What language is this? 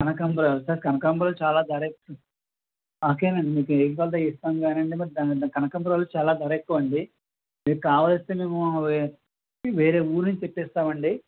Telugu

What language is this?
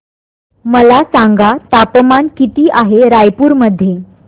Marathi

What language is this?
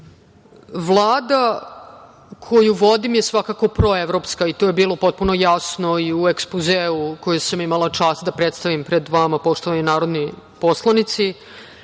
Serbian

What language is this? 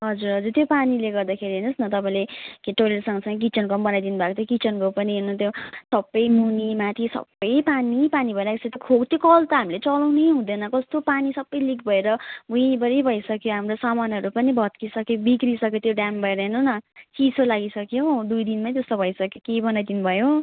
Nepali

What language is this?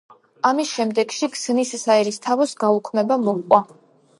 Georgian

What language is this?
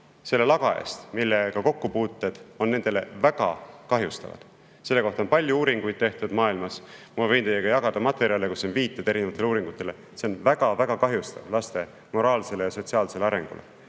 Estonian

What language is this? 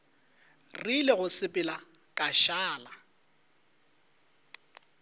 Northern Sotho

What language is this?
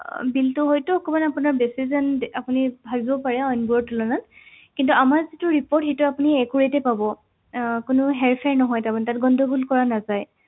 Assamese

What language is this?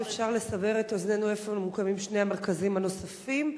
Hebrew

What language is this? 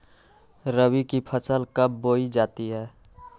Magahi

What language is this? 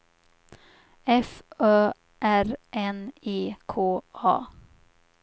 Swedish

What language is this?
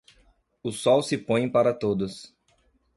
Portuguese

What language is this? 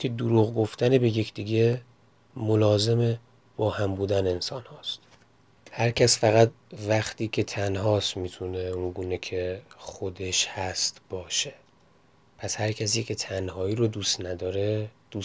Persian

